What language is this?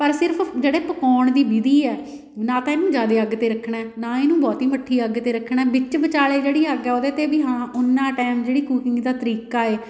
Punjabi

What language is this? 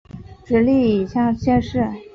Chinese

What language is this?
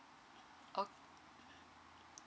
English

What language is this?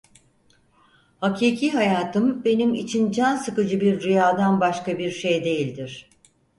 Turkish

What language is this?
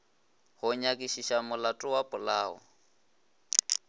Northern Sotho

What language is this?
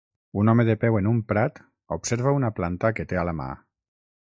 Catalan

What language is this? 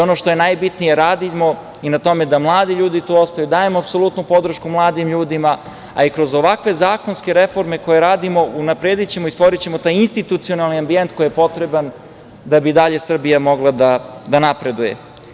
Serbian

